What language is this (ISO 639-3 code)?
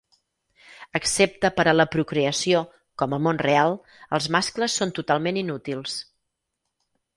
cat